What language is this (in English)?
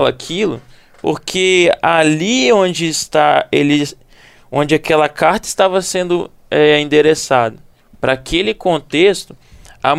Portuguese